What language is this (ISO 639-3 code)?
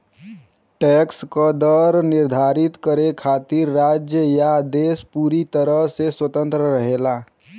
bho